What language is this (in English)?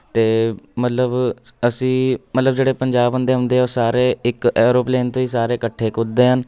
Punjabi